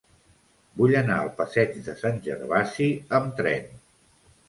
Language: Catalan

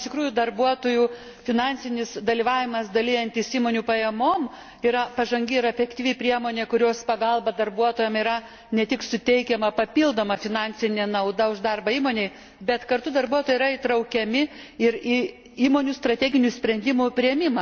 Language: Lithuanian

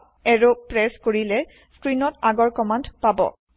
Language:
Assamese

